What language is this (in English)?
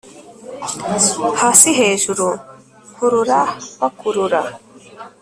Kinyarwanda